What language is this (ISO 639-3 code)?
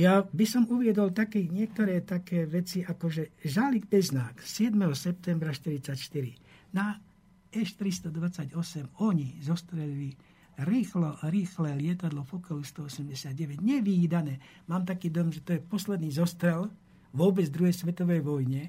slk